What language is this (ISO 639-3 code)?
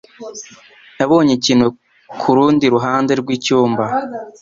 kin